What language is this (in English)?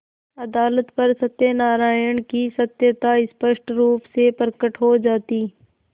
Hindi